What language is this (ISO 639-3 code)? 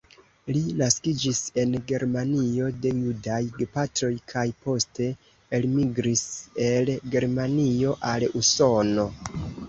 epo